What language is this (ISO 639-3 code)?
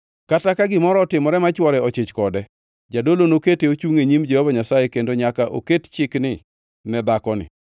luo